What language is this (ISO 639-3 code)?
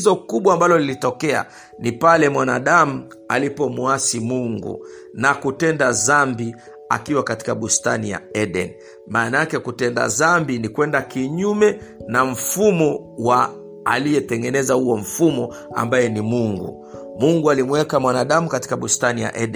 swa